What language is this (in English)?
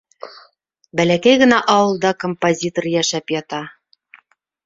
Bashkir